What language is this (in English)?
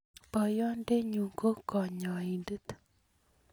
Kalenjin